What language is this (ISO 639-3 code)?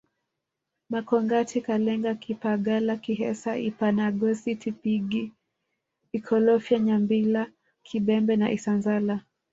swa